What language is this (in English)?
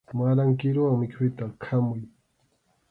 Arequipa-La Unión Quechua